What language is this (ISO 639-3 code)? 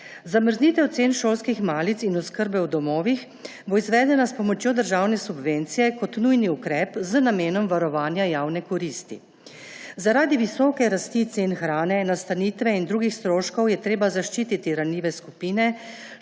slv